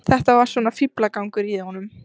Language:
Icelandic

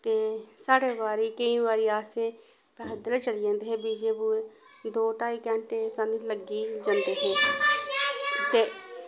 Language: Dogri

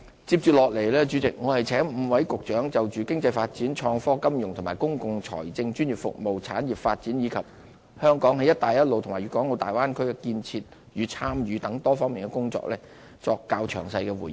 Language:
Cantonese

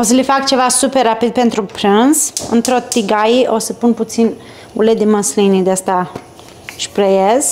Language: Romanian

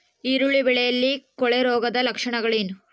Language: Kannada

